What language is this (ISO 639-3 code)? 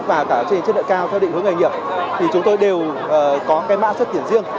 vie